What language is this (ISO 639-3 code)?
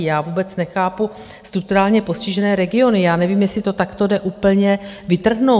ces